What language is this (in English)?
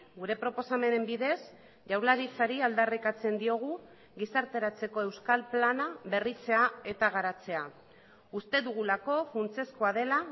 Basque